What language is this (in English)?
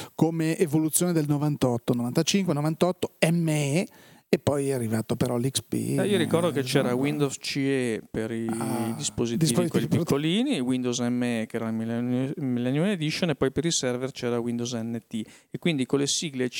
Italian